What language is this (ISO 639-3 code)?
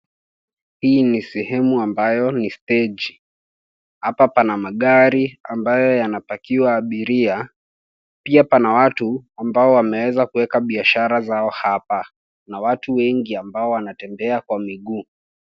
swa